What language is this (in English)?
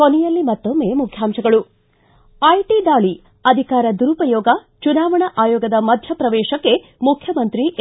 Kannada